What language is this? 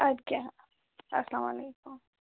Kashmiri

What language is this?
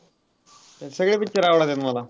Marathi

